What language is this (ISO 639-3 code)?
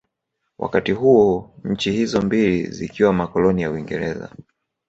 swa